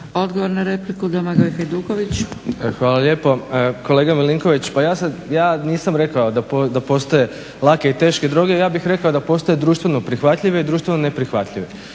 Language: Croatian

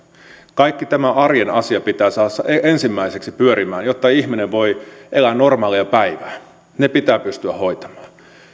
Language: Finnish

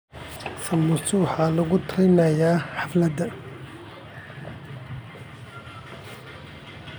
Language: Somali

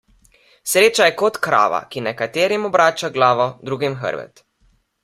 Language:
Slovenian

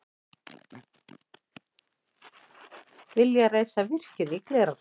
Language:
Icelandic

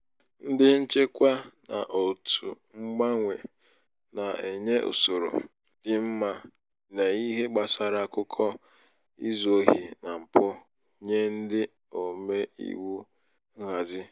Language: Igbo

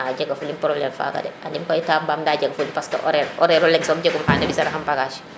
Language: Serer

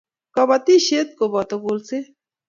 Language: Kalenjin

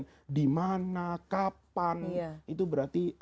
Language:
Indonesian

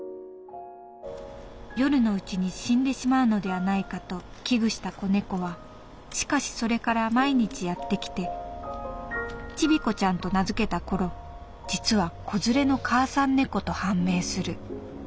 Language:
Japanese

